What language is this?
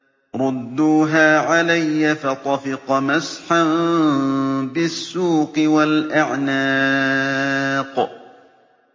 Arabic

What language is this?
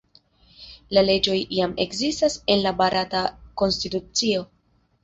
Esperanto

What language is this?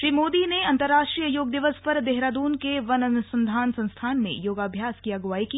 Hindi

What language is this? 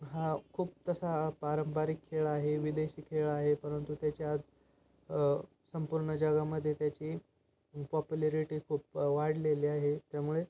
Marathi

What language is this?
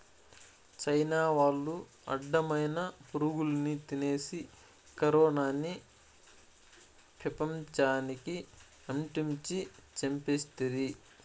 Telugu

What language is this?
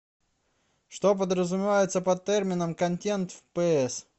Russian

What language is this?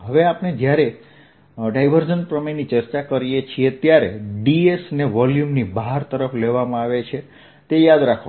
Gujarati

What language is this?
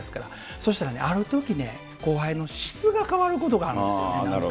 Japanese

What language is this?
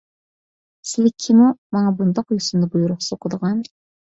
Uyghur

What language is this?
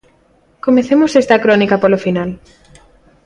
Galician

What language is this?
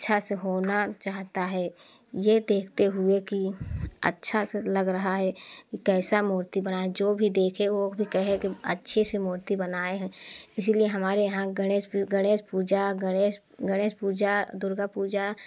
Hindi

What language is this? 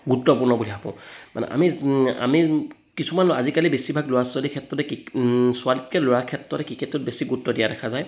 Assamese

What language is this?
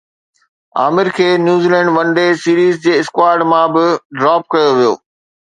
Sindhi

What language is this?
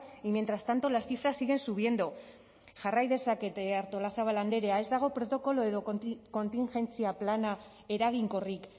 Basque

